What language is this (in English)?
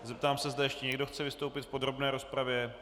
Czech